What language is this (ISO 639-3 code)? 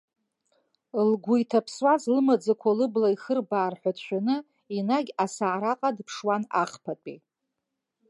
abk